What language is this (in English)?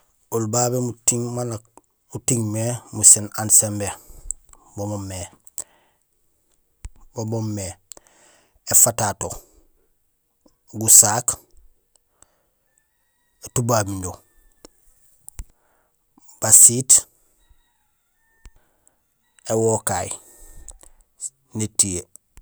Gusilay